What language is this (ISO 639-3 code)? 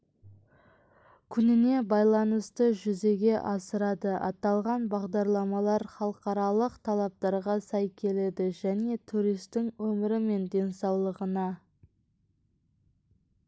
kaz